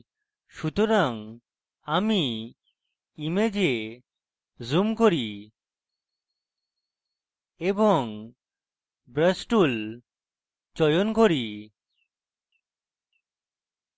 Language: Bangla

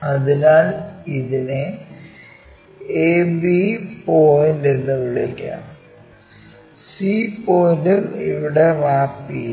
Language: Malayalam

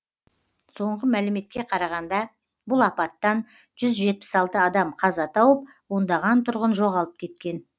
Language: Kazakh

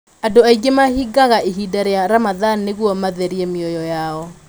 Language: Kikuyu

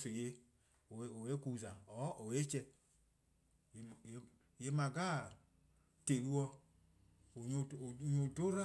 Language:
Eastern Krahn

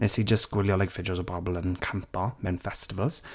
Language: Welsh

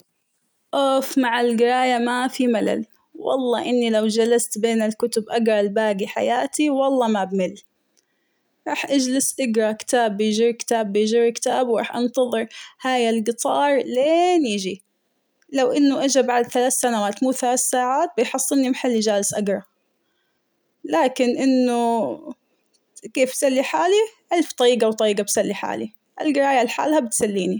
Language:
Hijazi Arabic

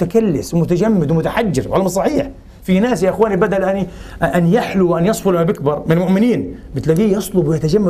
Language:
Arabic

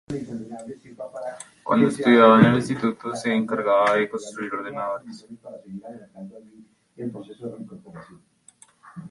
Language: Spanish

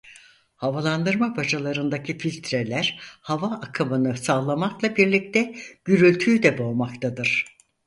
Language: Turkish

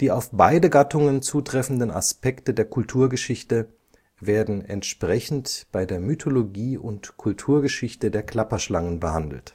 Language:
German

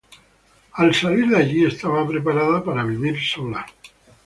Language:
Spanish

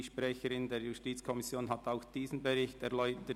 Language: Swiss German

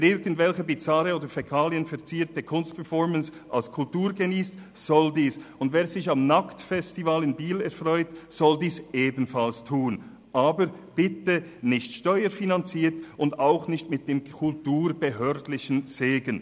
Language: Swiss German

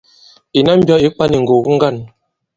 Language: Bankon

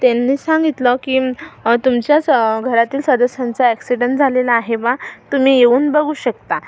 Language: Marathi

